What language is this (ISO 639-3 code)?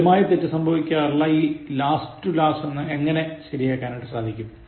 mal